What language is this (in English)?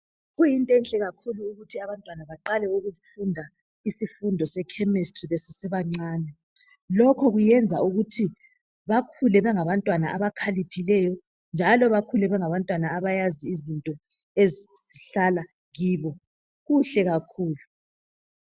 North Ndebele